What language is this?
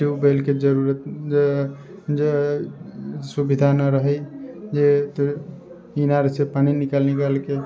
Maithili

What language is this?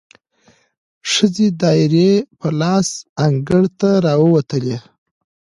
Pashto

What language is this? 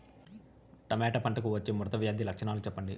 Telugu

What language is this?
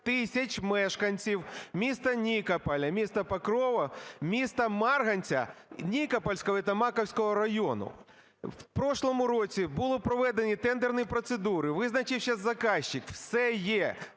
Ukrainian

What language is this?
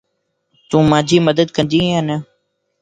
Lasi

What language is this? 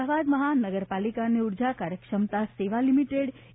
Gujarati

